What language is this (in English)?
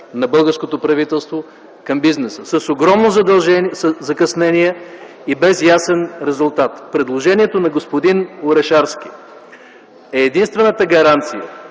Bulgarian